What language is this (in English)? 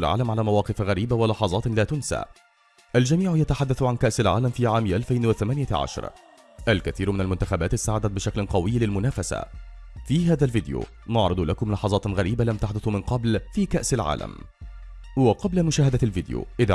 Arabic